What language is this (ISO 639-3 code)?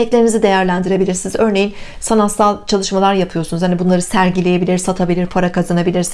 tur